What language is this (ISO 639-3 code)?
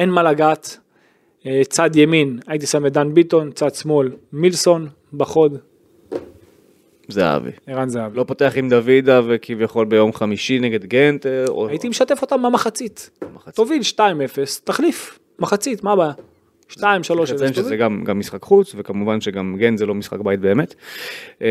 heb